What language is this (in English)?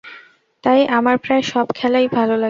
Bangla